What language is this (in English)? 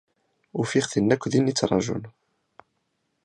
Kabyle